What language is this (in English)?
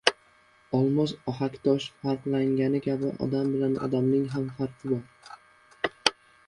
Uzbek